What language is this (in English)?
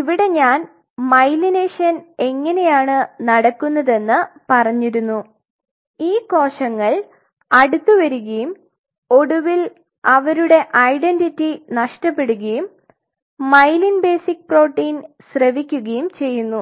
Malayalam